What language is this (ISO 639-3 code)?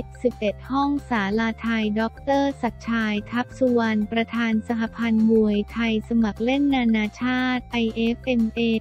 tha